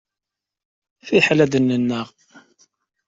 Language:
Kabyle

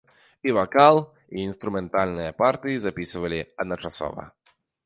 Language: Belarusian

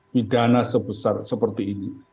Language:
Indonesian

